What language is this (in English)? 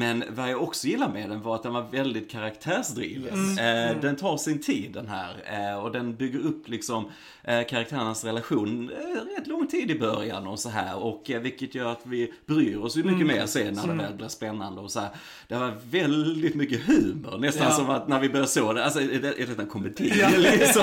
Swedish